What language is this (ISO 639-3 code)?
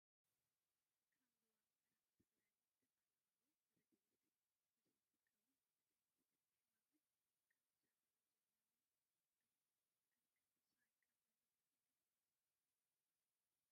tir